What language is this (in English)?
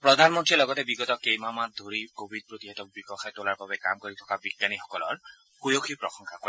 Assamese